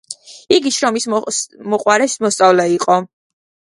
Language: Georgian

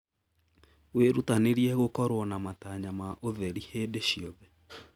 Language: Kikuyu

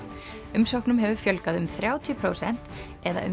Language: Icelandic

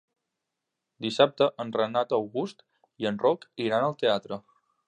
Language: Catalan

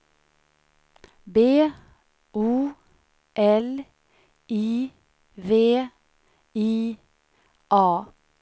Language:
Swedish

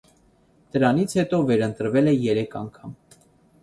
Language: Armenian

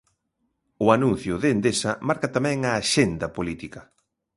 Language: Galician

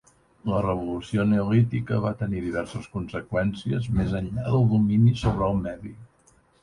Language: Catalan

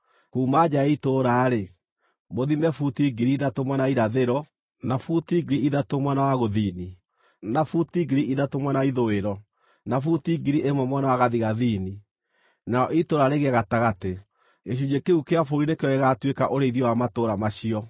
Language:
Kikuyu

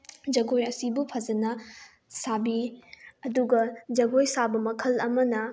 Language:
Manipuri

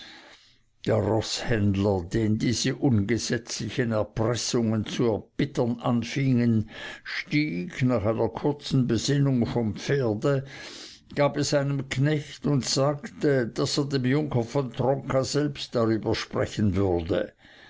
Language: German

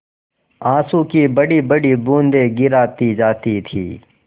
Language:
Hindi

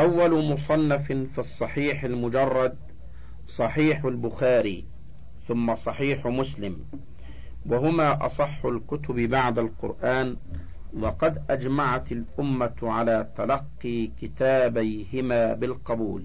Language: Arabic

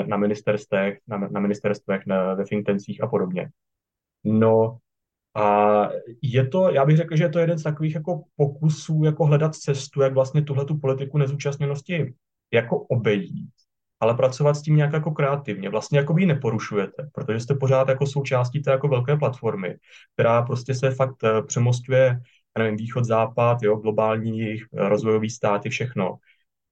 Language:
Czech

